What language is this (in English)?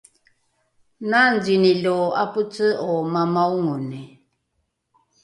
Rukai